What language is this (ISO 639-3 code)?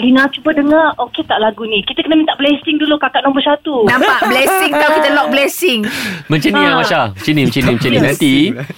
msa